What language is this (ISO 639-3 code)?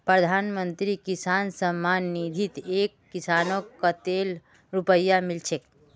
mag